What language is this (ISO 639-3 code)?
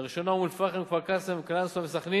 heb